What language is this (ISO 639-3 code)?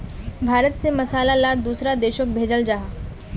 mag